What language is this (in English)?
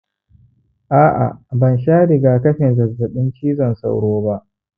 Hausa